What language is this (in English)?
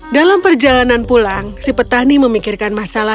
Indonesian